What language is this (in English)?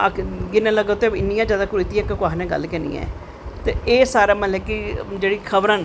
Dogri